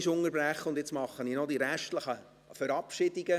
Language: Swiss German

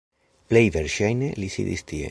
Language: Esperanto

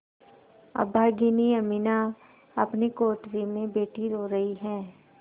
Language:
Hindi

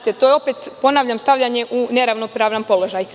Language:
Serbian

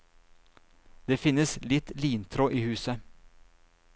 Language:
Norwegian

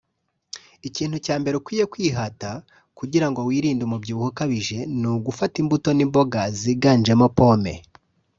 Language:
Kinyarwanda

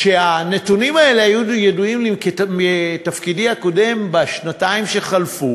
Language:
Hebrew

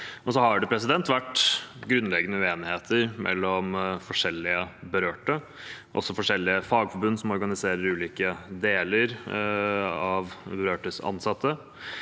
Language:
Norwegian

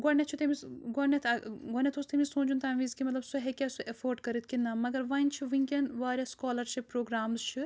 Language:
Kashmiri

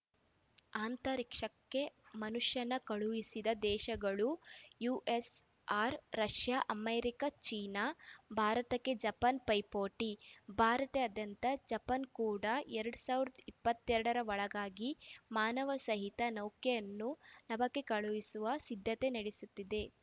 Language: Kannada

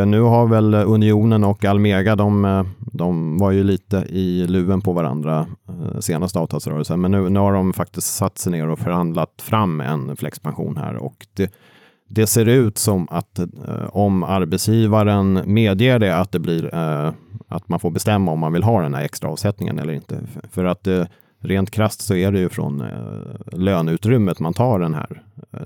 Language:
Swedish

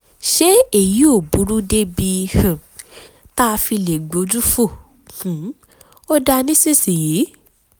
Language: Yoruba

